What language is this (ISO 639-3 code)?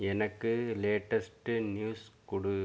tam